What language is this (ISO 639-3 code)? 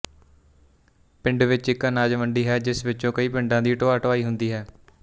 pan